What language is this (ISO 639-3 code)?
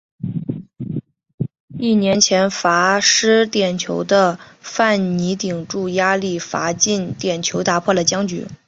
zho